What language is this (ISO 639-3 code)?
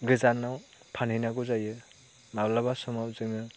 brx